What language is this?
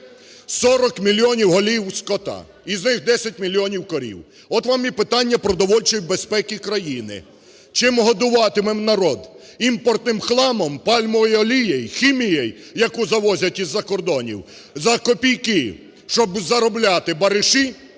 Ukrainian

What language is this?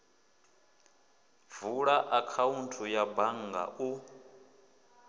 Venda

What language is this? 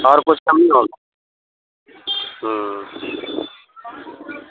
Urdu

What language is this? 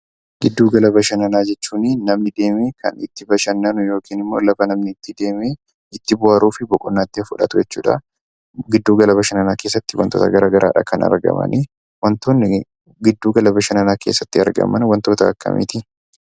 Oromo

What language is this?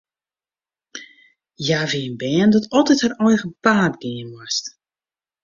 Western Frisian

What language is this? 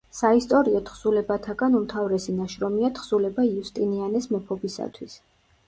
Georgian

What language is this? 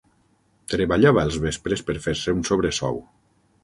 Catalan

